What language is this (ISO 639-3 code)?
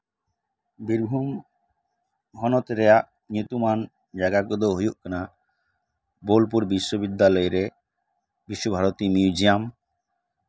sat